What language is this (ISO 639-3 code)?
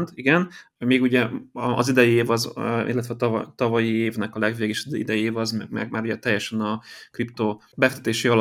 hun